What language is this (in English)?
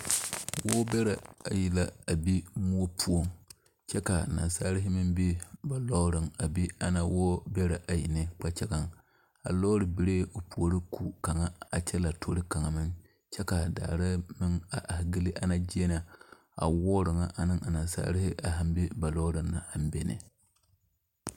Southern Dagaare